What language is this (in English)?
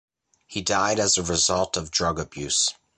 English